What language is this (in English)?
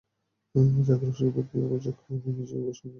Bangla